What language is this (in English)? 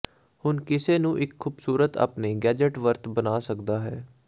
Punjabi